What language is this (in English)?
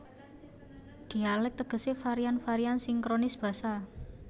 Javanese